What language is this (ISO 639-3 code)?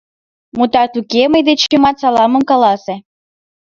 chm